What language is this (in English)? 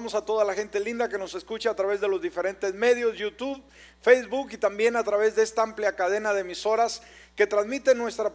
Spanish